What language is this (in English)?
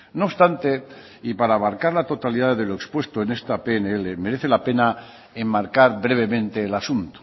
Spanish